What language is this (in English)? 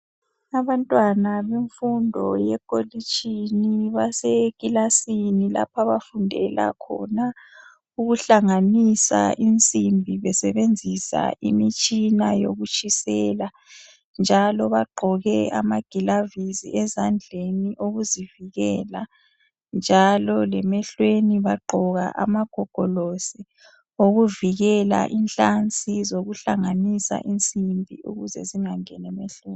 North Ndebele